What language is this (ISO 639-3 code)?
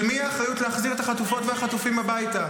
heb